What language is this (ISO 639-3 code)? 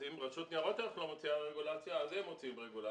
heb